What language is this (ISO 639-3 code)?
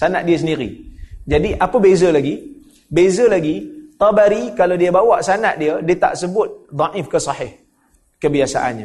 msa